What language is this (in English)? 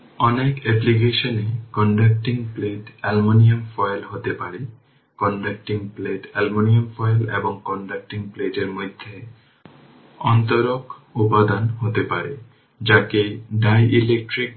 Bangla